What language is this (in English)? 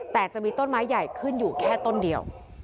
Thai